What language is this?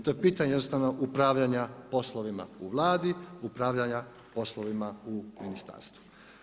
Croatian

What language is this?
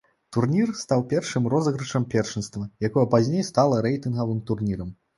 Belarusian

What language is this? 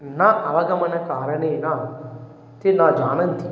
Sanskrit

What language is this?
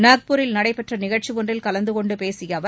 Tamil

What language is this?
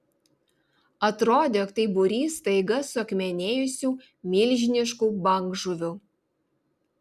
Lithuanian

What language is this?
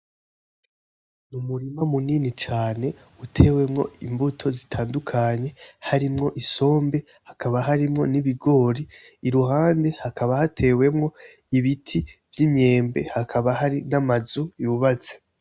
Rundi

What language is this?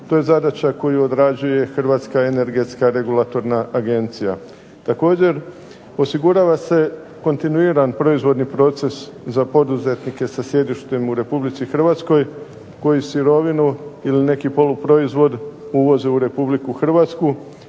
Croatian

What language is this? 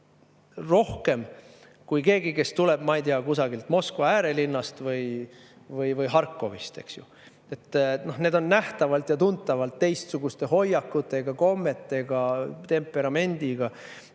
Estonian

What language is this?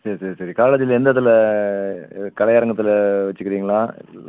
Tamil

